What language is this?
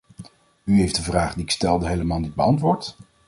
Dutch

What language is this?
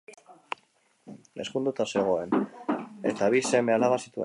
Basque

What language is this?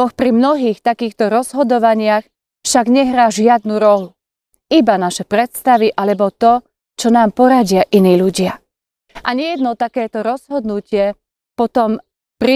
Slovak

